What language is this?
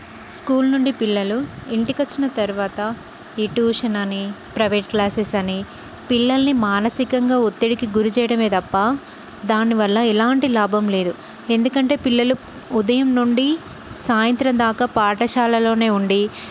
Telugu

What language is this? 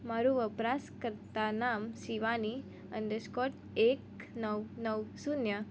Gujarati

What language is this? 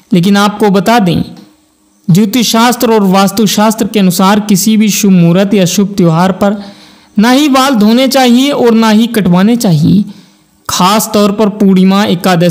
Hindi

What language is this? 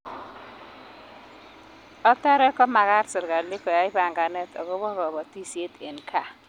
Kalenjin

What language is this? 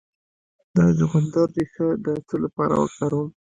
Pashto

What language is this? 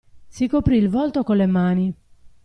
Italian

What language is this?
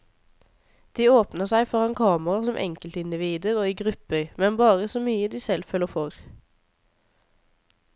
Norwegian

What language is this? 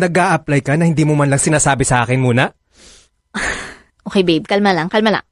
Filipino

